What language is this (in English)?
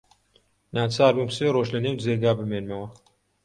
Central Kurdish